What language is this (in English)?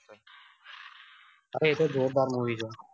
Gujarati